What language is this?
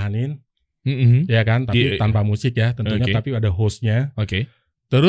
Indonesian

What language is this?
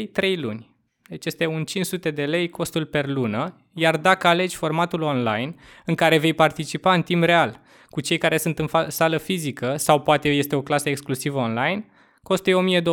Romanian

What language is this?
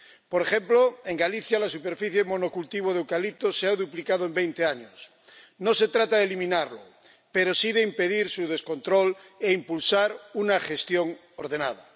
Spanish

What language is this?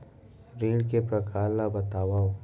Chhattisgarhi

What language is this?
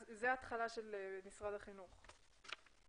Hebrew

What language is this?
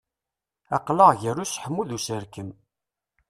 Kabyle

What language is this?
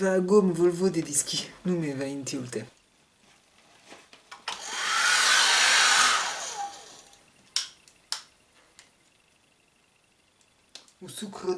French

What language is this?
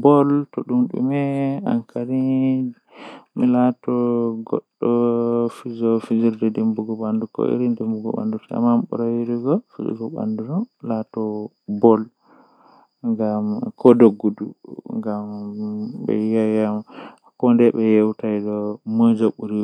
Western Niger Fulfulde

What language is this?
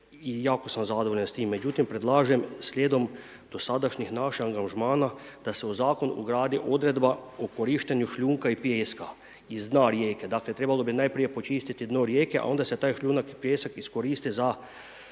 Croatian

